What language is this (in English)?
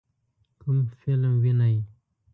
Pashto